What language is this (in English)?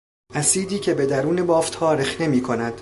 Persian